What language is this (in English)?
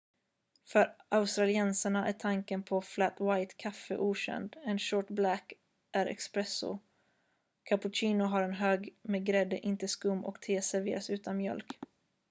Swedish